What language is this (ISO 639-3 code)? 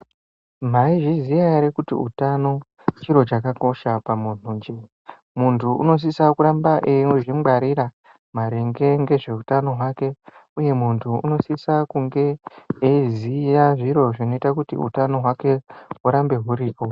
ndc